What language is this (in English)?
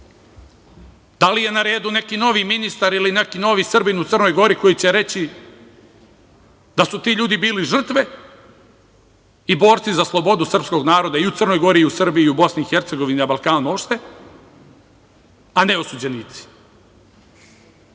Serbian